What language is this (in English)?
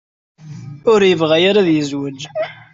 Kabyle